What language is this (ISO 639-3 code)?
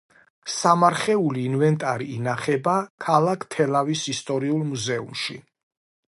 kat